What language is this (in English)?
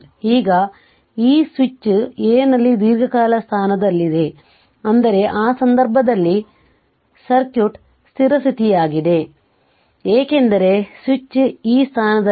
Kannada